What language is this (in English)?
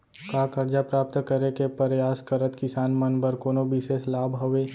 Chhattisgarhi